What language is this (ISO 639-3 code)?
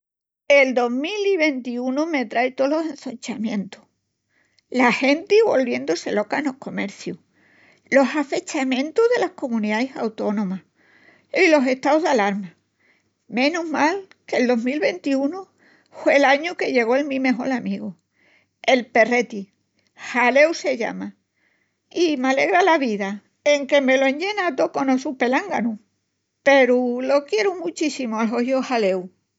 ext